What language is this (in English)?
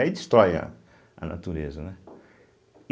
Portuguese